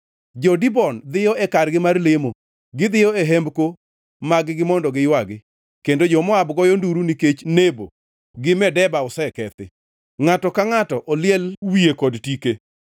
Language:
Luo (Kenya and Tanzania)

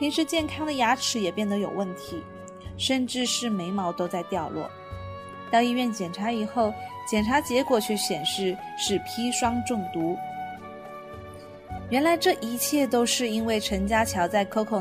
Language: Chinese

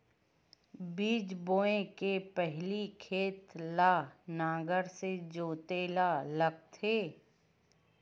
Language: Chhattisgarhi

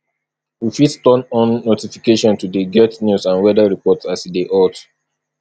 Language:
Nigerian Pidgin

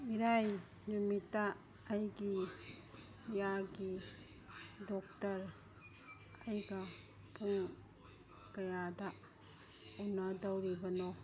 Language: Manipuri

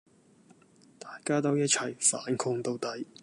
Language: Cantonese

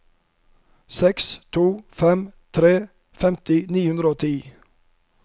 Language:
Norwegian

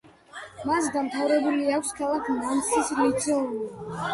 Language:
Georgian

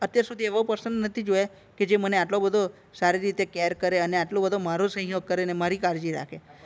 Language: Gujarati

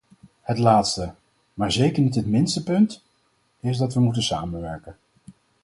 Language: Dutch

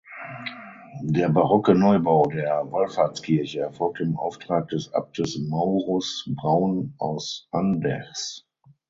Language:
German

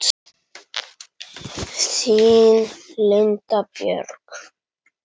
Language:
Icelandic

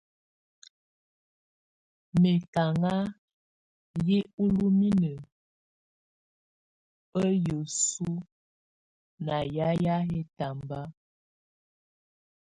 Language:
Tunen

